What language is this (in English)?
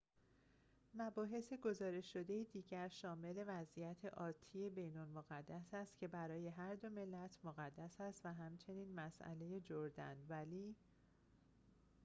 Persian